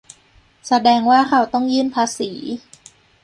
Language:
Thai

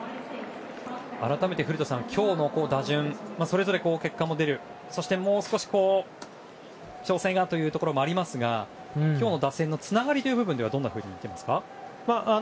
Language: Japanese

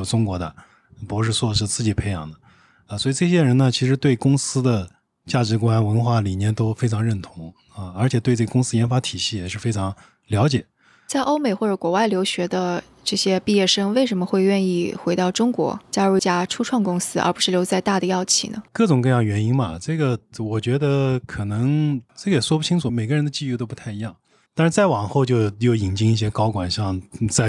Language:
Chinese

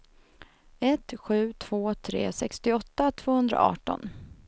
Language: Swedish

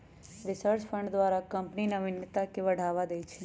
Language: Magahi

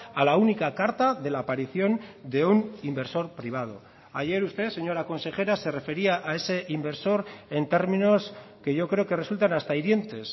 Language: Spanish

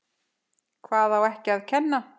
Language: Icelandic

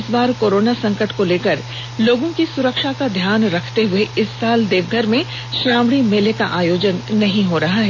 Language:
Hindi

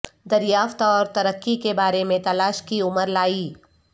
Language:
Urdu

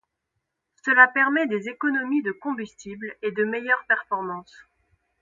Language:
French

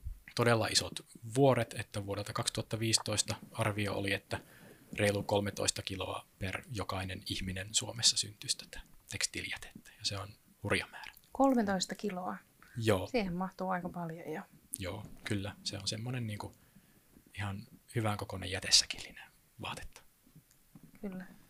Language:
Finnish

